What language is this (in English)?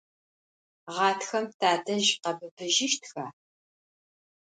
Adyghe